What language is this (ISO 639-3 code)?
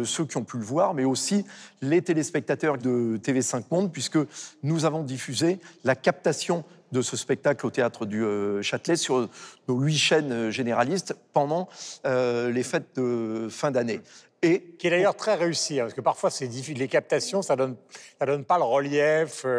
fra